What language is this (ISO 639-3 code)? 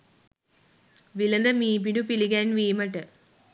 sin